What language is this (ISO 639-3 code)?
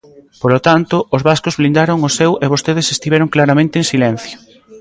glg